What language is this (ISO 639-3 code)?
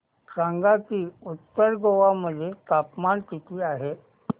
mar